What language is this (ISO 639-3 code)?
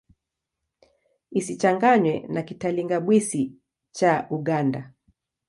swa